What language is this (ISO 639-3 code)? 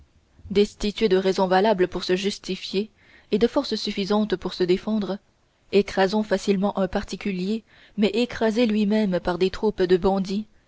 fra